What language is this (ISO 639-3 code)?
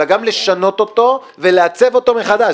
heb